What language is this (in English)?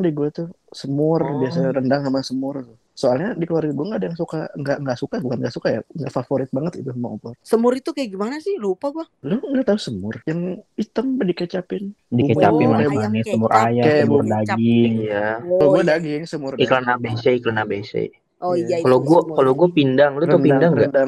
Indonesian